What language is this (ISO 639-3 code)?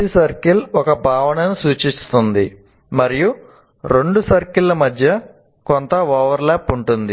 tel